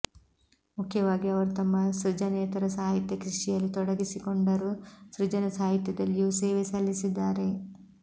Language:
Kannada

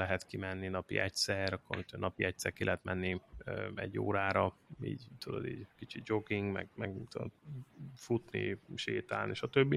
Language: Hungarian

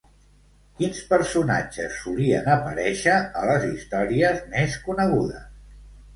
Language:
Catalan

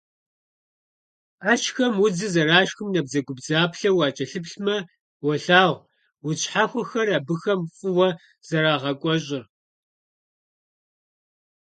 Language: Kabardian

